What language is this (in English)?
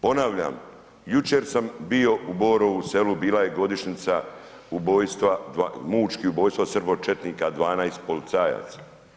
Croatian